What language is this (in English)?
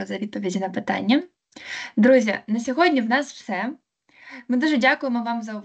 Ukrainian